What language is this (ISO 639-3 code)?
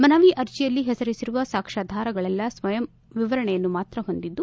kan